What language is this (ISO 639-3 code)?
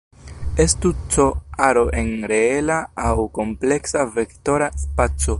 epo